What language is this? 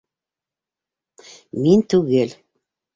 Bashkir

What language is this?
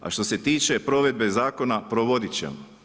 Croatian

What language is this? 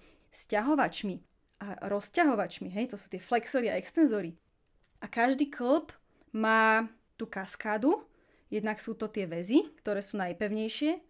Slovak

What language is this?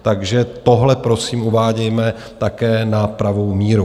Czech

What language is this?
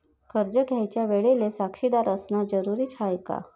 Marathi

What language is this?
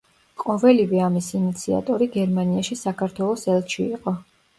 Georgian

